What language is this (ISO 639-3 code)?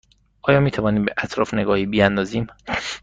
fas